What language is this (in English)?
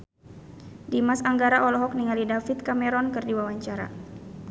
Sundanese